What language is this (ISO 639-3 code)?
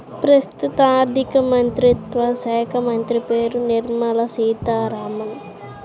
tel